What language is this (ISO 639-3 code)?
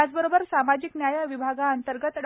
mar